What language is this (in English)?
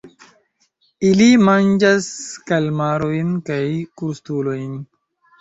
Esperanto